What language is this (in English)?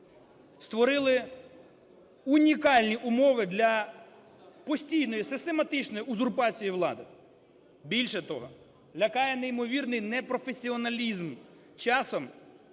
Ukrainian